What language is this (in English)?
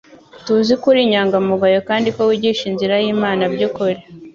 Kinyarwanda